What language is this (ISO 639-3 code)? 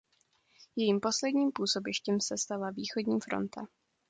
ces